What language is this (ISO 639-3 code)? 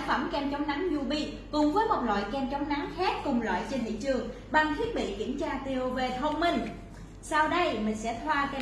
vie